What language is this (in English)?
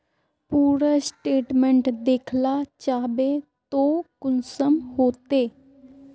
Magahi